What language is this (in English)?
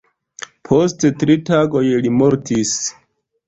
Esperanto